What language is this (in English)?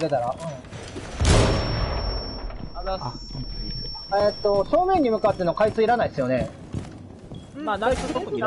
Japanese